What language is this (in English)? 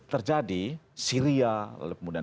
Indonesian